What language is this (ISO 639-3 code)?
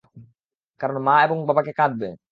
ben